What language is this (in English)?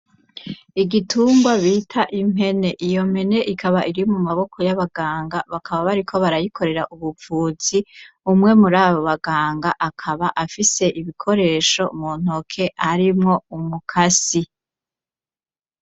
Rundi